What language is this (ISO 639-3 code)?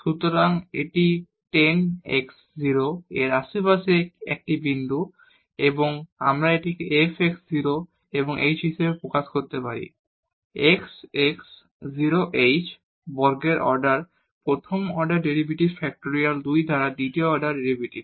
ben